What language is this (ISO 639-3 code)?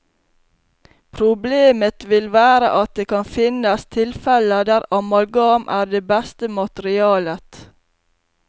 nor